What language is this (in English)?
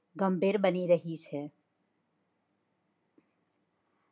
Gujarati